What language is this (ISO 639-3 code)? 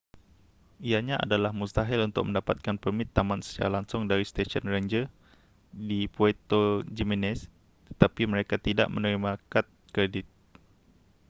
msa